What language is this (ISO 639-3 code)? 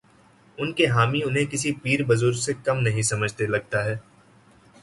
urd